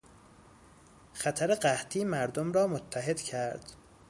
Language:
Persian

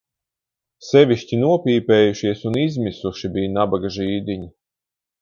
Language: Latvian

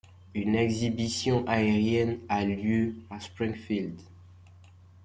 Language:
French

